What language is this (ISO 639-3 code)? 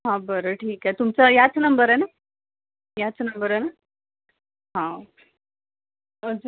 mar